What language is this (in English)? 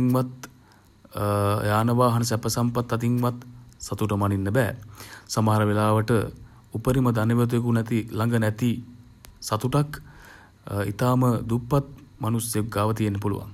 Sinhala